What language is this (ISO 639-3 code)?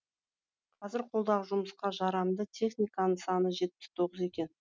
kaz